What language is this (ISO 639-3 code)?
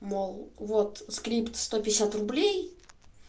rus